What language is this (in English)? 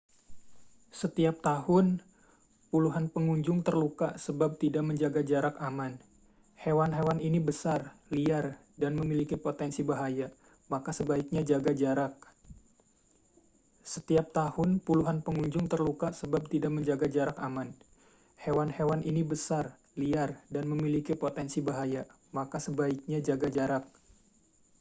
Indonesian